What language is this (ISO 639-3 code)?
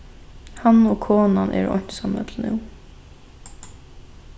fao